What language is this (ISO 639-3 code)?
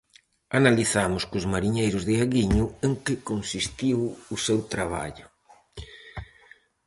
glg